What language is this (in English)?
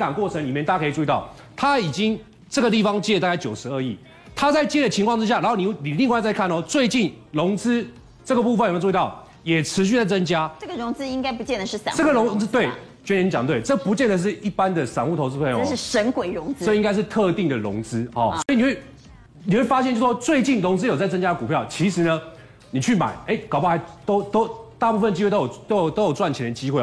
Chinese